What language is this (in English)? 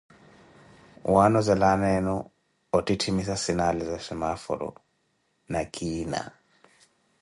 Koti